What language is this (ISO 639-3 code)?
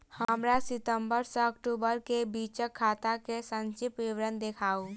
mai